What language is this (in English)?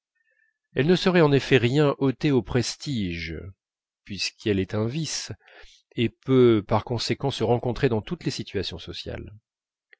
French